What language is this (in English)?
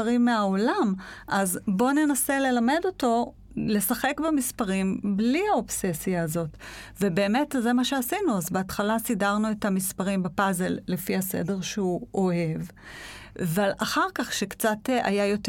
Hebrew